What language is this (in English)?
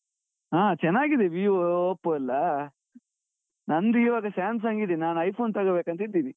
Kannada